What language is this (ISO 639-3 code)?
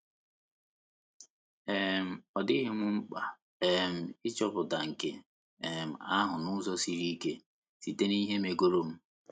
ibo